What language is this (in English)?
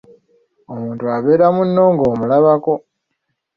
Ganda